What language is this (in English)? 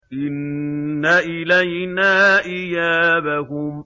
Arabic